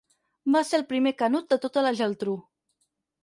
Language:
Catalan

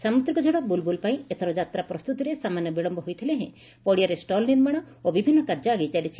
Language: Odia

